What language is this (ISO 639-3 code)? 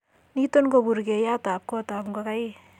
kln